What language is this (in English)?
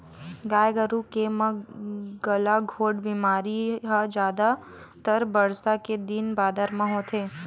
Chhattisgarhi